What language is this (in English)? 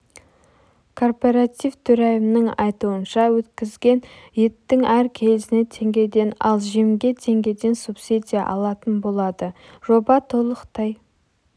Kazakh